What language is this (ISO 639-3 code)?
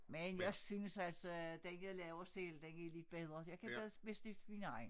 dan